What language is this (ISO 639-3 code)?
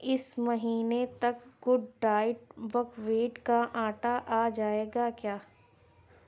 urd